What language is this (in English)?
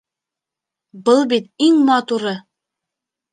Bashkir